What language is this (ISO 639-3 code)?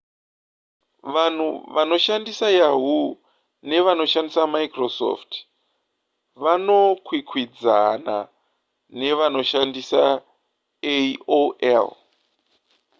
sna